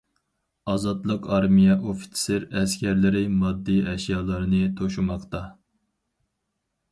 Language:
Uyghur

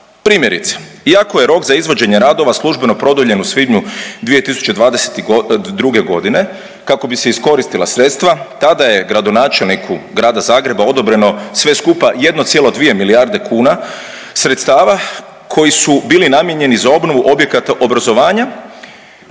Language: Croatian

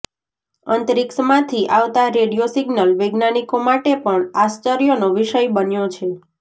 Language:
Gujarati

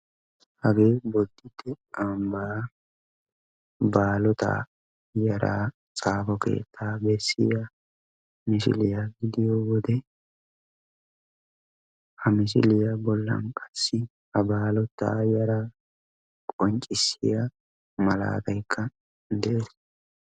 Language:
Wolaytta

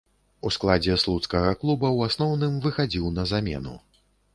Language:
Belarusian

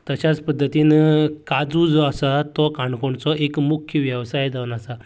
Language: Konkani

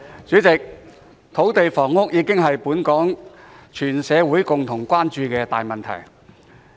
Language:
Cantonese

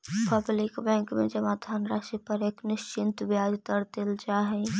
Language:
Magahi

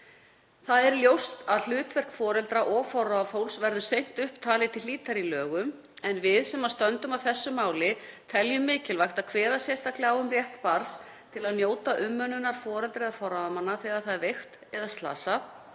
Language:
Icelandic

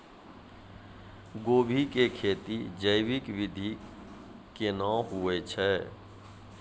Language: Maithili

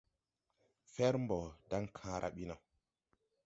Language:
Tupuri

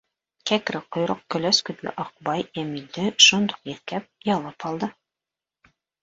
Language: Bashkir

